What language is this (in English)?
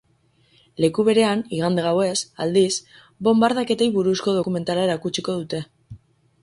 Basque